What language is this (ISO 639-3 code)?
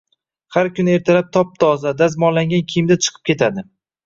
uzb